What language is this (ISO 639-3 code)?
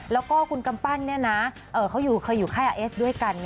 tha